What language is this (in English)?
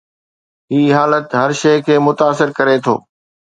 Sindhi